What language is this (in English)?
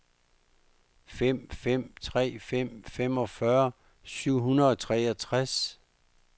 Danish